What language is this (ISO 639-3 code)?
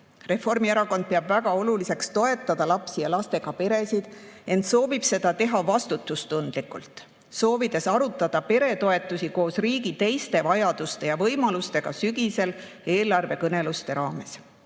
est